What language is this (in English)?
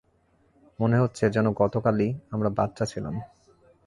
Bangla